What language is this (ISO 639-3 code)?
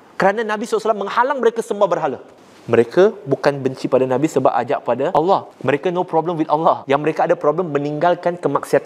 msa